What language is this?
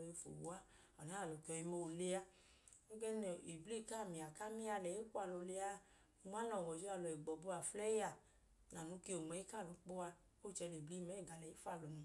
Idoma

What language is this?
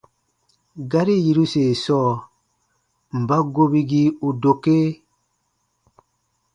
Baatonum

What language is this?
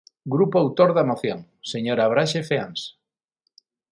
Galician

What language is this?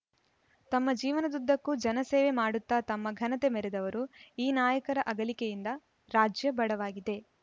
Kannada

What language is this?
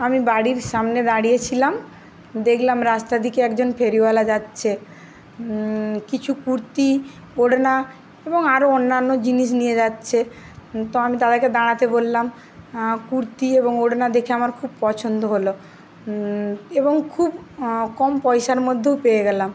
Bangla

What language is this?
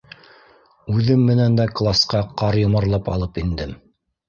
Bashkir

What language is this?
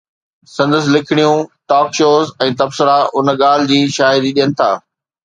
Sindhi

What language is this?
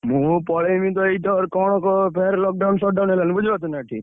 Odia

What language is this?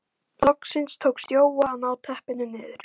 Icelandic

